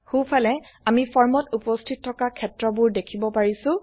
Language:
Assamese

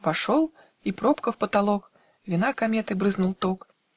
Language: Russian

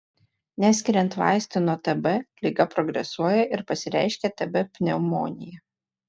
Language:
Lithuanian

